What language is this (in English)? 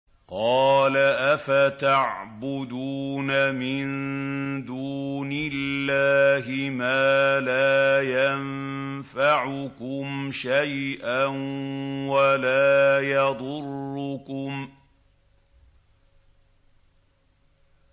Arabic